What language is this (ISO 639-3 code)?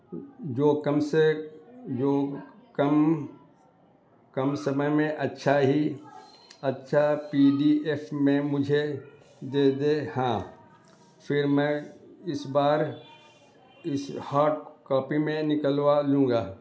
urd